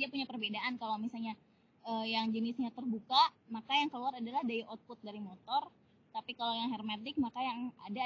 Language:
Indonesian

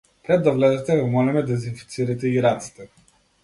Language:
Macedonian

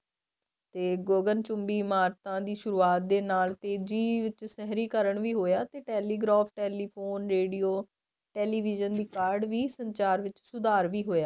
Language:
Punjabi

